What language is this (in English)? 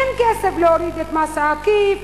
Hebrew